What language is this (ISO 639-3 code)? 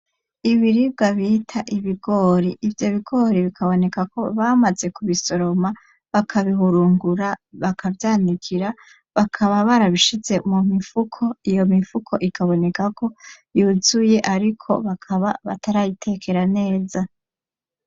run